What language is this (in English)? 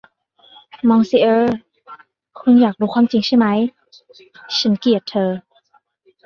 Thai